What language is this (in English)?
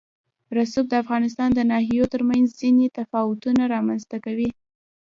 Pashto